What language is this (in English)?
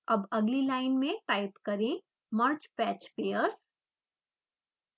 Hindi